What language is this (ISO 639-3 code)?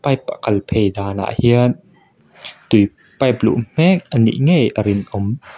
lus